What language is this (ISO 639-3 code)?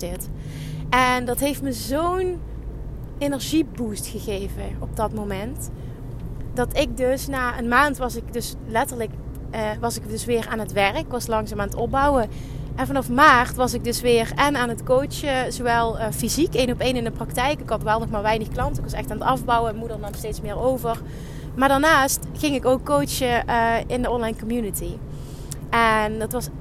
nld